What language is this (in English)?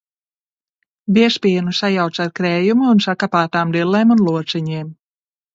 Latvian